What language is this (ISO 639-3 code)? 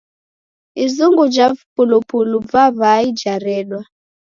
dav